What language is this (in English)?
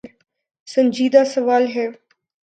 Urdu